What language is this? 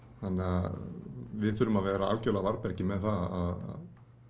Icelandic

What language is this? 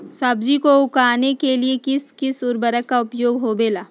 Magahi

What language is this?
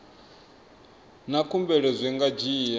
Venda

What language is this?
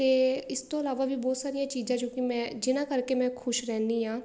Punjabi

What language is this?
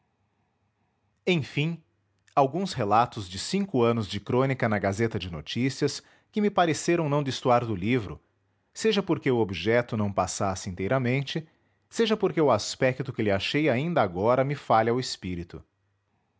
Portuguese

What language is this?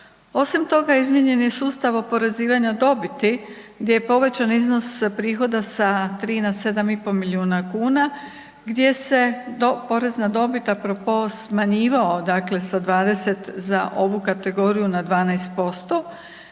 Croatian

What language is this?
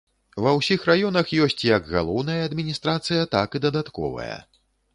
Belarusian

